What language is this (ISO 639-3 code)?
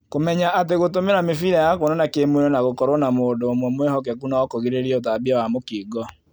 kik